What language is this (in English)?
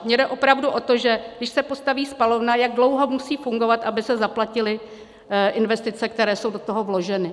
Czech